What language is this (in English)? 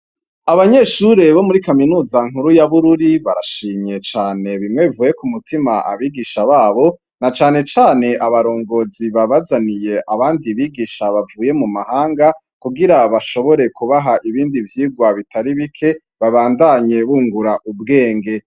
Rundi